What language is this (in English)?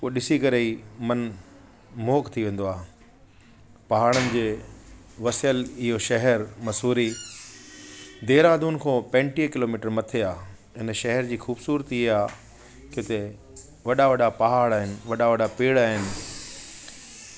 Sindhi